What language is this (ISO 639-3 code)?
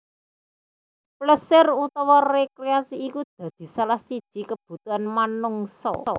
jav